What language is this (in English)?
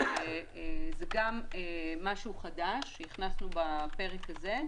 Hebrew